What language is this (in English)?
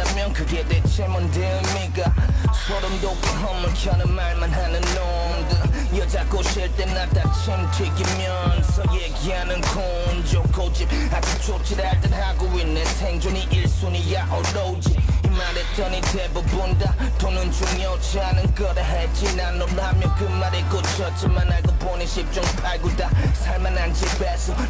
Korean